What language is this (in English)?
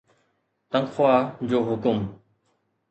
Sindhi